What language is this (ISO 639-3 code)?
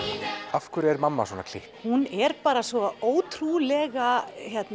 isl